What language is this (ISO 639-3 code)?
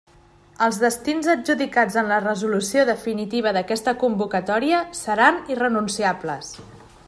cat